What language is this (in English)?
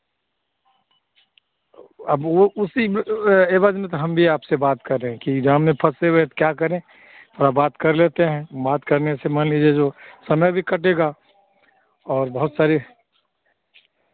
Hindi